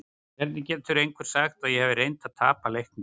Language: Icelandic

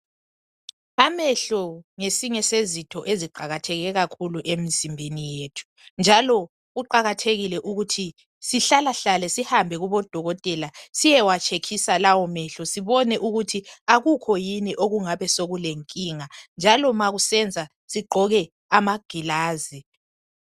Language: North Ndebele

